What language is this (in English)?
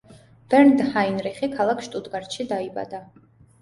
Georgian